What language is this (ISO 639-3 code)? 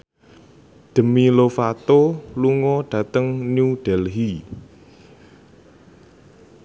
jav